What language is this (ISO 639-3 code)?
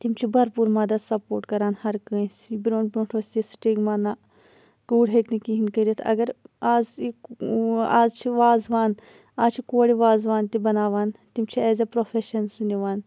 kas